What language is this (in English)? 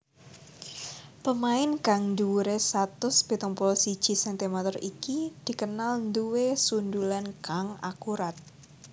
Javanese